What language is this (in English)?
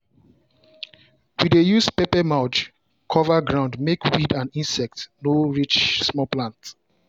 Nigerian Pidgin